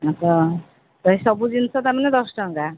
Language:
Odia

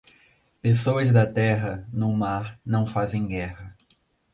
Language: Portuguese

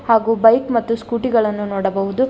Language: Kannada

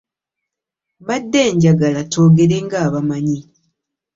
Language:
Ganda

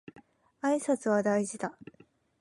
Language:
Japanese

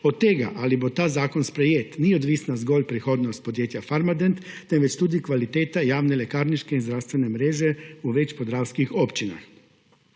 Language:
Slovenian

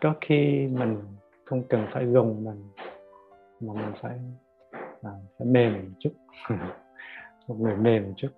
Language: Vietnamese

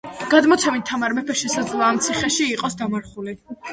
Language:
Georgian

